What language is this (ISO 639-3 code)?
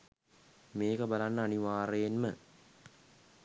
sin